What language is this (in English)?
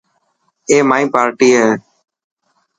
Dhatki